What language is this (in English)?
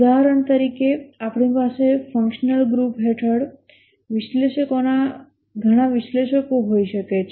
Gujarati